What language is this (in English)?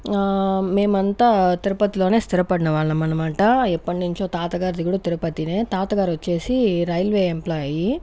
Telugu